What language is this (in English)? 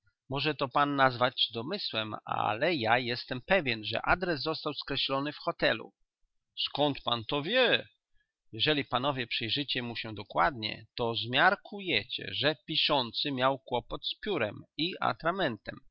Polish